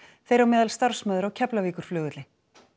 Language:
Icelandic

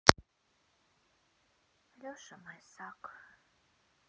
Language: Russian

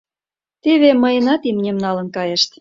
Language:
Mari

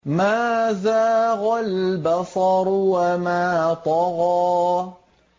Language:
Arabic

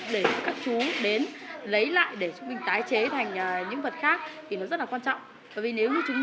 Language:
Vietnamese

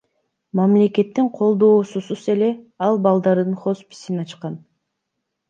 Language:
Kyrgyz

